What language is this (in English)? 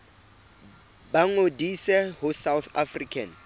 Southern Sotho